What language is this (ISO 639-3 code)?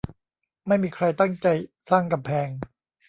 tha